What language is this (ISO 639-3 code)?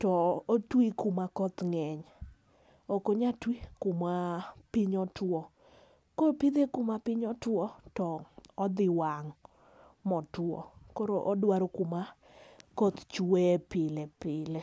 luo